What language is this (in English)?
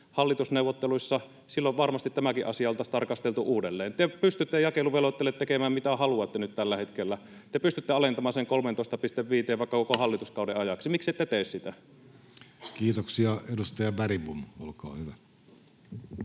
Finnish